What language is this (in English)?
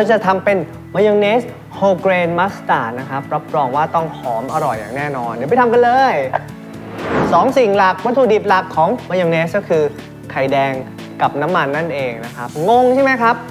Thai